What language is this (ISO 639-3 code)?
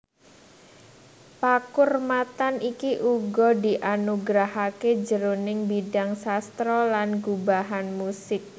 jav